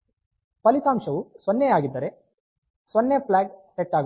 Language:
Kannada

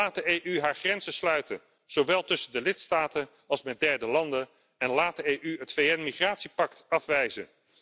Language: Dutch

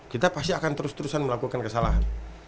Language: Indonesian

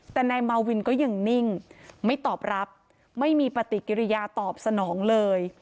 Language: Thai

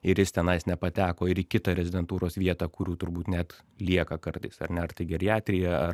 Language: Lithuanian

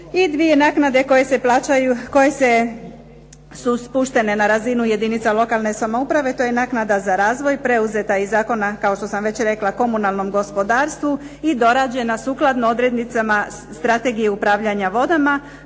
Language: Croatian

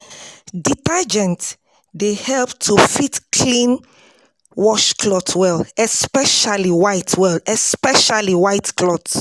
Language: Nigerian Pidgin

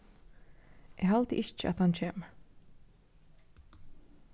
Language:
Faroese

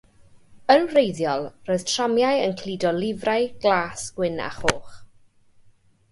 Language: Welsh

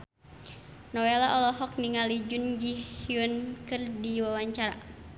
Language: Sundanese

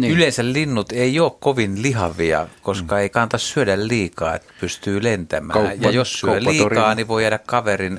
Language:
Finnish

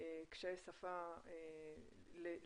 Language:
Hebrew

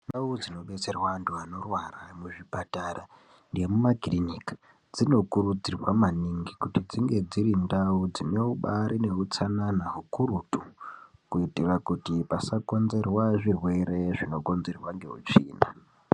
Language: Ndau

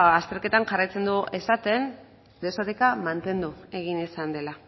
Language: Basque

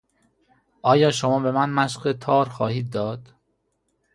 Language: Persian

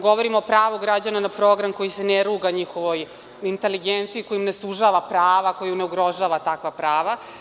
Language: Serbian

